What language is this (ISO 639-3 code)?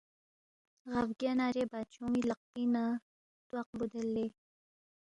bft